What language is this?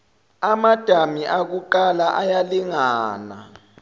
Zulu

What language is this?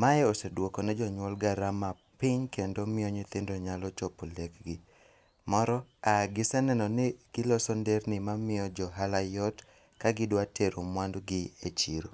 Luo (Kenya and Tanzania)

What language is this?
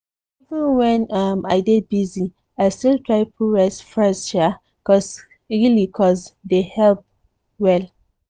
Nigerian Pidgin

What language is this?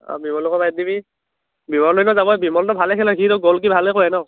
Assamese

